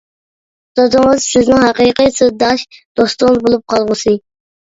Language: Uyghur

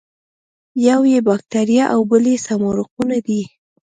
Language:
Pashto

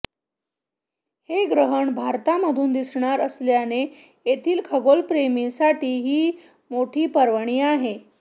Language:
Marathi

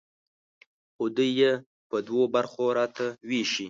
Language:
Pashto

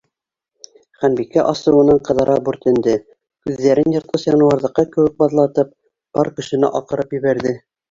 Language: Bashkir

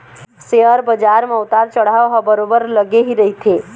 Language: Chhattisgarhi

